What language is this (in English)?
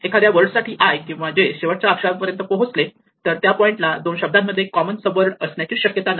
Marathi